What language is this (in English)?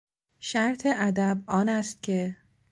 Persian